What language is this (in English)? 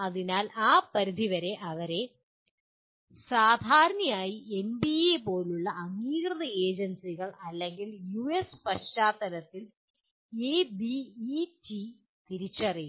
Malayalam